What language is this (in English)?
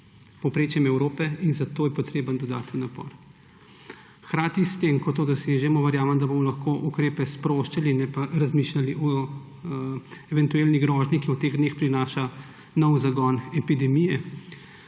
Slovenian